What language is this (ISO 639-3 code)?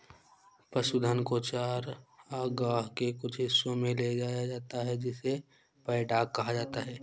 hin